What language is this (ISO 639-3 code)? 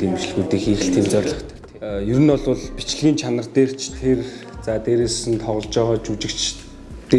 tur